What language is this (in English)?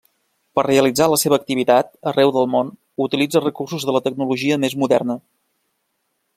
Catalan